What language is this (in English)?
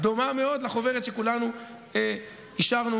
Hebrew